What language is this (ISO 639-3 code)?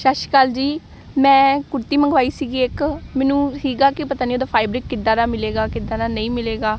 pan